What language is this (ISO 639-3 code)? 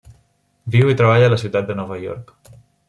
cat